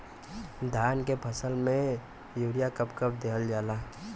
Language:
Bhojpuri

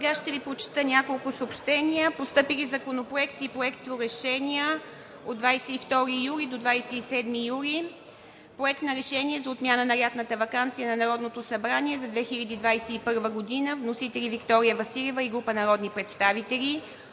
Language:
Bulgarian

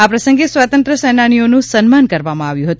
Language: Gujarati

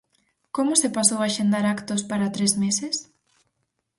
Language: Galician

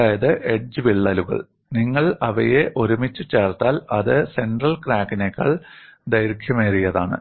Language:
Malayalam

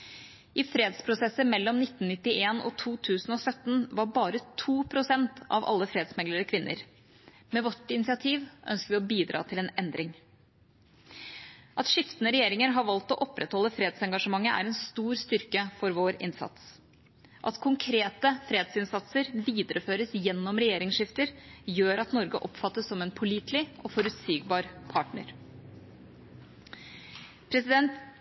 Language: Norwegian Bokmål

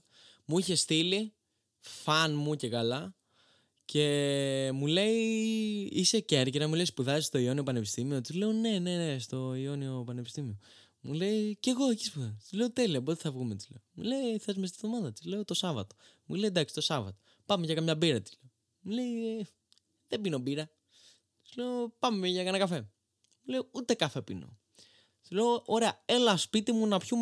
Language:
Greek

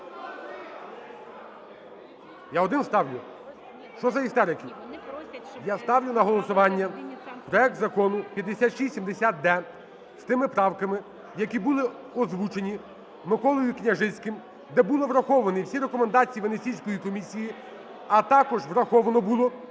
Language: Ukrainian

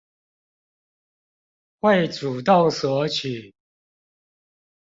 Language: Chinese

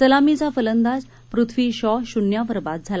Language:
Marathi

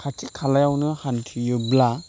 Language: Bodo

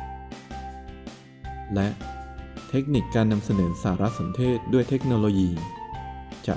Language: Thai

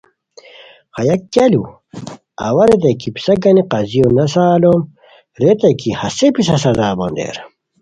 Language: Khowar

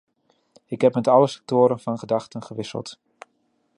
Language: Dutch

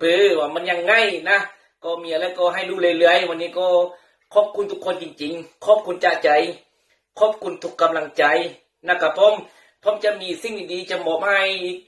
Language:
Thai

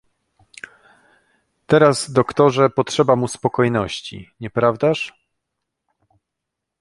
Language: Polish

